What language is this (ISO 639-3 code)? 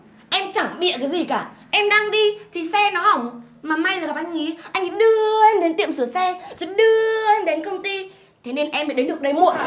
vie